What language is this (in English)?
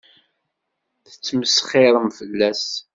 Kabyle